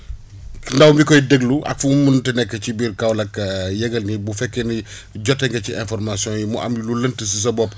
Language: Wolof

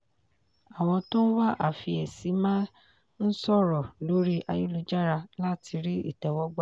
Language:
Yoruba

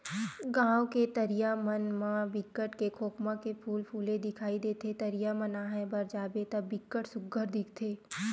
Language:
Chhattisgarhi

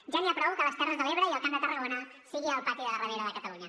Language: Catalan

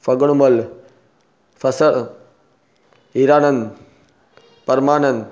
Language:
Sindhi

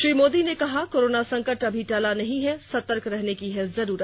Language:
Hindi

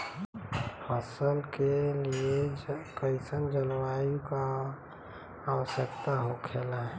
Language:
Bhojpuri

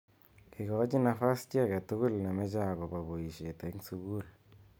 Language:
Kalenjin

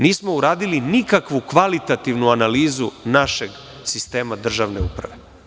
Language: Serbian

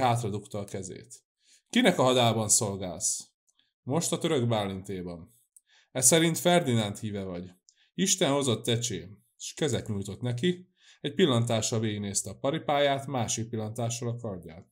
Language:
Hungarian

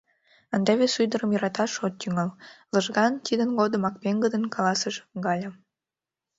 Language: Mari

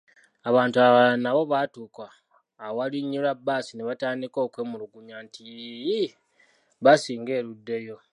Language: Ganda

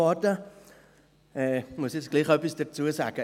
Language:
Swiss German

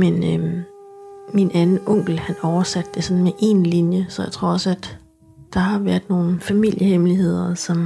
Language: Danish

